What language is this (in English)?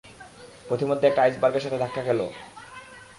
Bangla